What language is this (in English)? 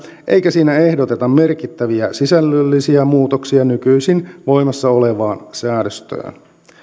Finnish